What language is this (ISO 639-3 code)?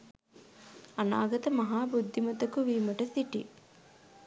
sin